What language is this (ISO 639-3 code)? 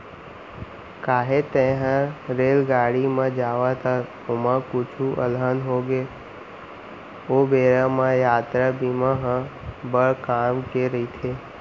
hne